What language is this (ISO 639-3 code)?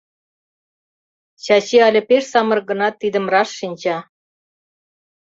chm